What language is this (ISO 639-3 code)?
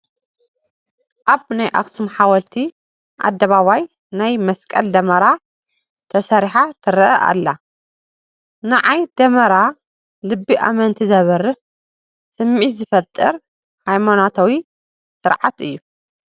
tir